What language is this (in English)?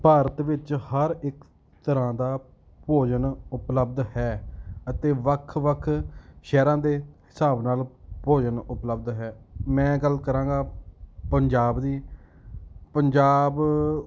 Punjabi